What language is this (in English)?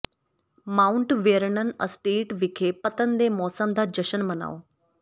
Punjabi